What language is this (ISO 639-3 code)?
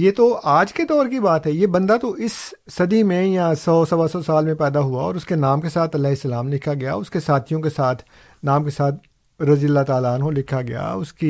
urd